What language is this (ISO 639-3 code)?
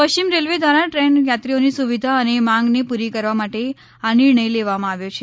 guj